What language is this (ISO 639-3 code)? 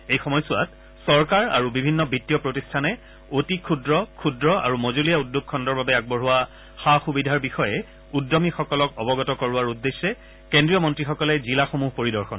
asm